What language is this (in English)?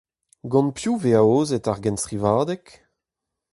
Breton